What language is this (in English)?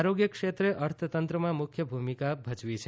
Gujarati